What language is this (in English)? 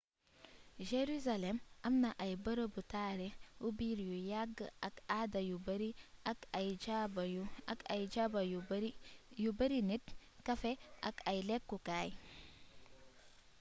Wolof